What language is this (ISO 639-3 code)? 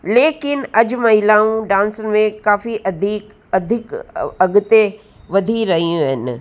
snd